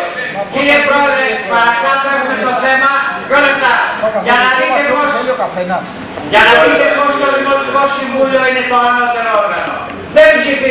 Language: Greek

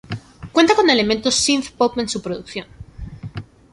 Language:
Spanish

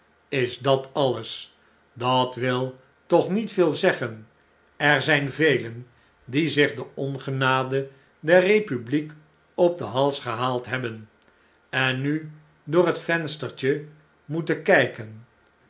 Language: Dutch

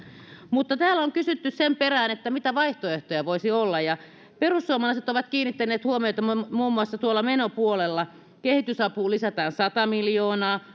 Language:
Finnish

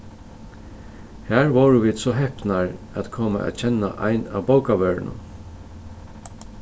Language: Faroese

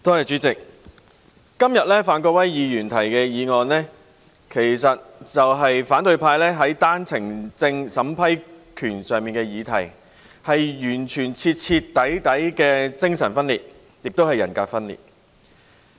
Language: Cantonese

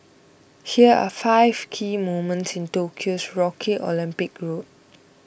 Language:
English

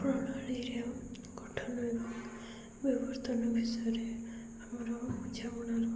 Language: Odia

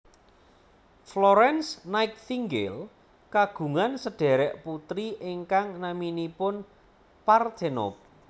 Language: Javanese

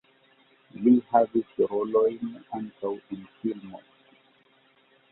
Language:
Esperanto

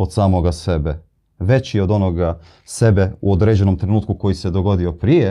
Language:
Croatian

